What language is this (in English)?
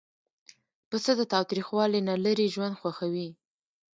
Pashto